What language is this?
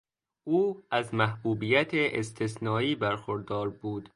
Persian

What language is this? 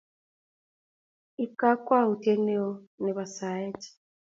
Kalenjin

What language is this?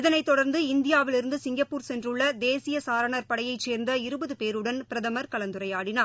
Tamil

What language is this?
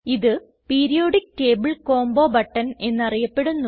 Malayalam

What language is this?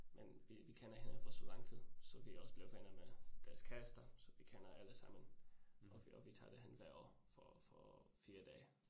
Danish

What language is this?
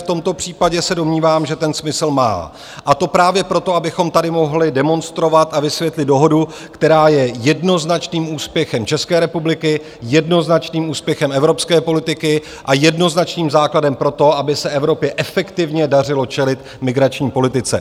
Czech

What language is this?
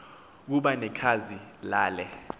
Xhosa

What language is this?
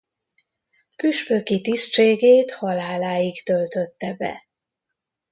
Hungarian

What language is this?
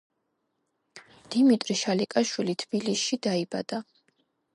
Georgian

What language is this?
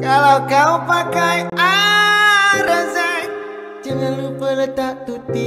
Indonesian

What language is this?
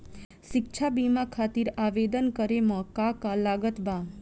Bhojpuri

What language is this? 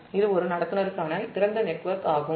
Tamil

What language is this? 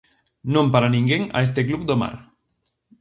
Galician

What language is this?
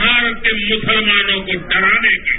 Hindi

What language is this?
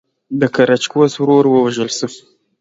Pashto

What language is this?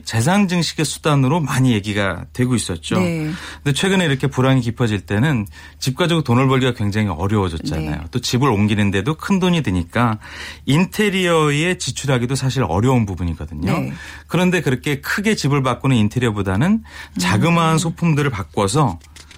Korean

